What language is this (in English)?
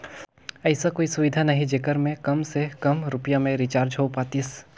Chhattisgarhi